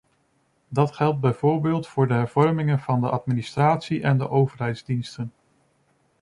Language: Dutch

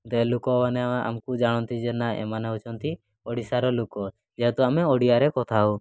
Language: Odia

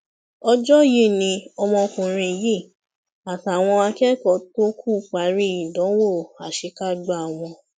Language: Yoruba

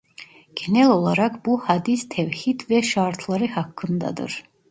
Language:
Turkish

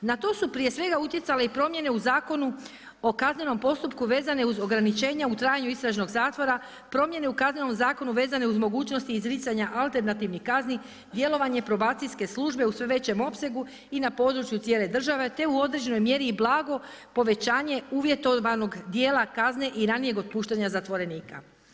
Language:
Croatian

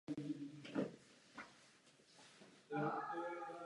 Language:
Czech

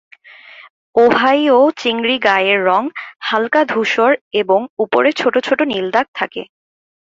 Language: Bangla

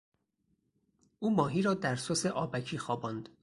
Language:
Persian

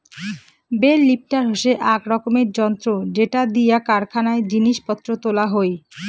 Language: Bangla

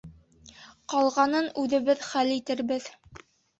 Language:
Bashkir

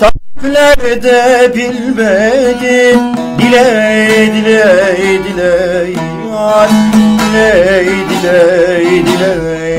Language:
Turkish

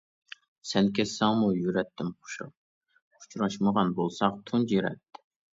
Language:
Uyghur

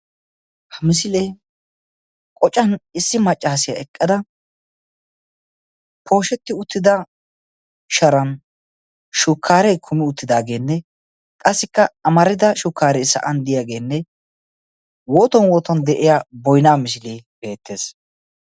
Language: Wolaytta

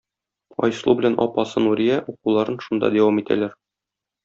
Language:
Tatar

